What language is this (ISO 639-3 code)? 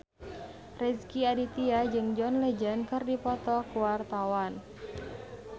sun